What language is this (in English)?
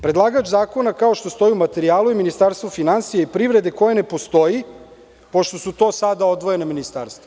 Serbian